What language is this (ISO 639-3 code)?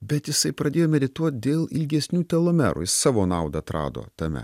lit